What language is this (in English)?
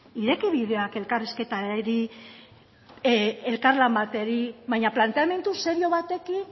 Basque